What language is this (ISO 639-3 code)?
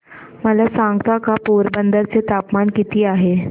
mar